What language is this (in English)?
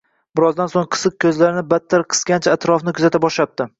Uzbek